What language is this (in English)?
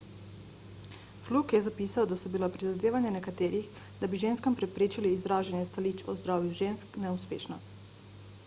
Slovenian